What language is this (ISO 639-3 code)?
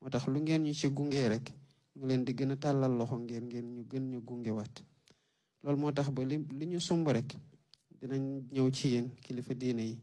fra